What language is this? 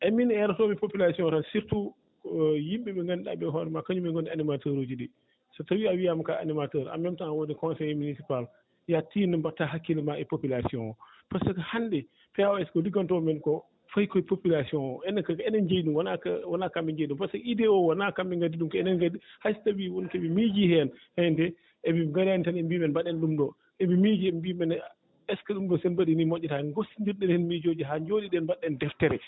Fula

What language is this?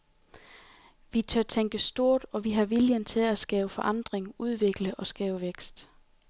Danish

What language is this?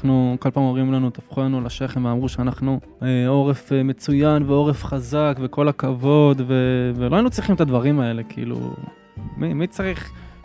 Hebrew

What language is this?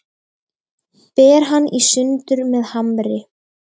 Icelandic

